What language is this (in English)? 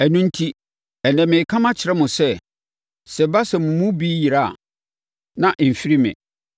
Akan